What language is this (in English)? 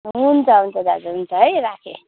Nepali